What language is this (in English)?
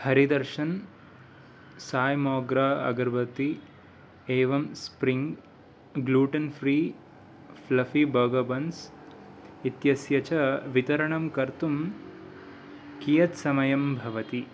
Sanskrit